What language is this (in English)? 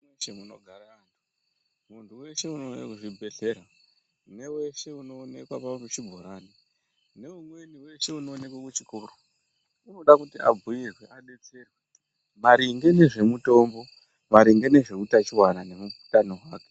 Ndau